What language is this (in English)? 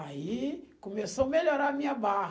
Portuguese